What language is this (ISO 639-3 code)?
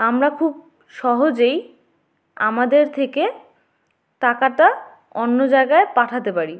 ben